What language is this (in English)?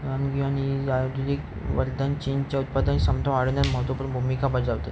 Marathi